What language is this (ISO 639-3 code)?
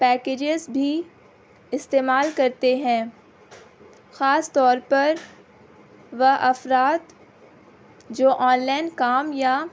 urd